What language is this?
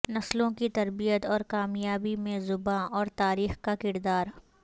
Urdu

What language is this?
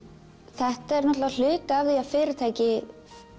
Icelandic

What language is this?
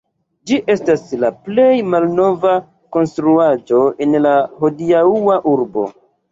Esperanto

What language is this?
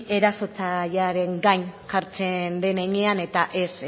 Basque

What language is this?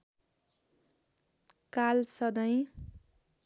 Nepali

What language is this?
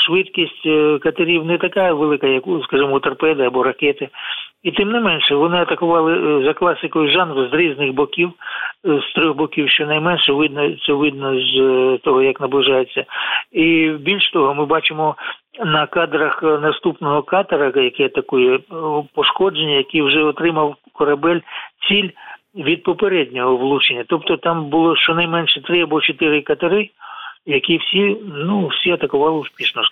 Ukrainian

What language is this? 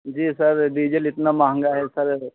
Hindi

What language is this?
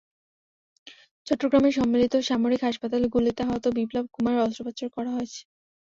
Bangla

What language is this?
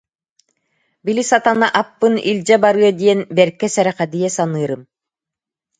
Yakut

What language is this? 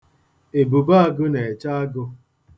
Igbo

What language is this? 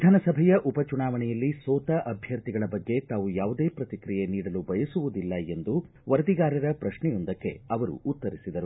Kannada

